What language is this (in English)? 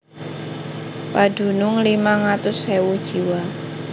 Javanese